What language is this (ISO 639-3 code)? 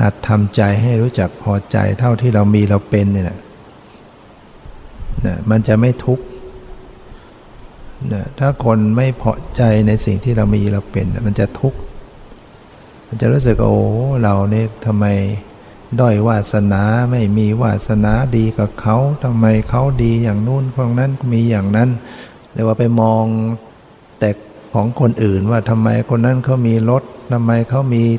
tha